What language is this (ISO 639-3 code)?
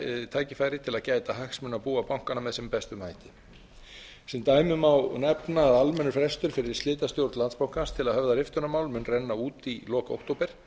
isl